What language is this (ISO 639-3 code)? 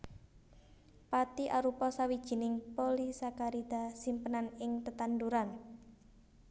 jav